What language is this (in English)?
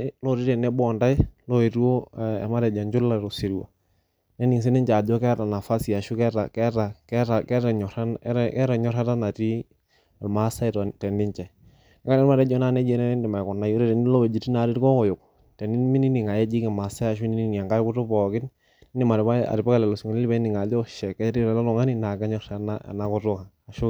Masai